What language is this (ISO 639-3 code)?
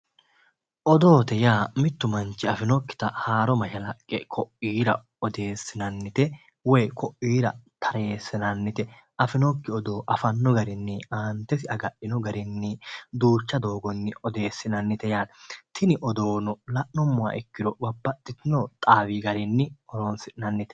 sid